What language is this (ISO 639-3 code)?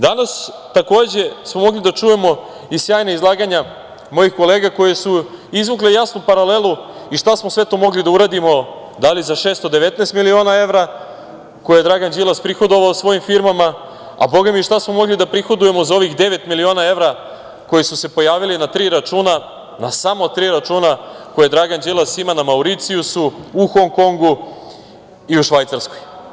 srp